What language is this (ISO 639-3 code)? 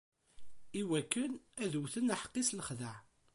kab